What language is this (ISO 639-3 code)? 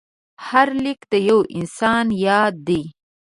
pus